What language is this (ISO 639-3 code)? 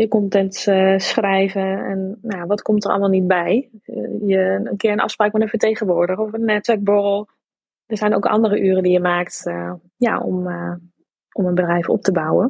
nld